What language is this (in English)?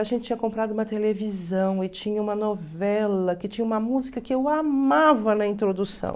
Portuguese